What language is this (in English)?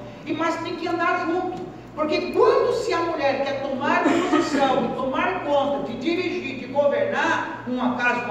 Portuguese